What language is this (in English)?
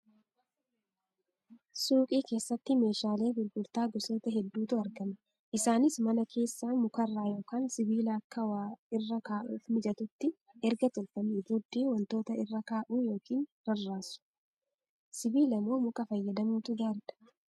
Oromo